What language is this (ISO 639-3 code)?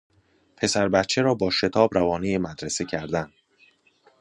fas